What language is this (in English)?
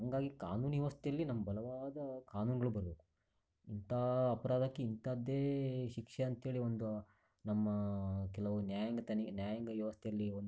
Kannada